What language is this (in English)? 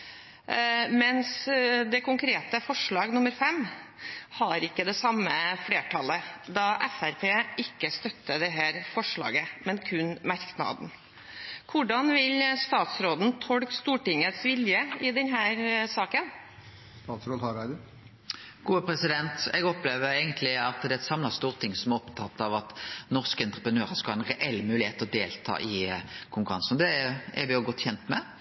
Norwegian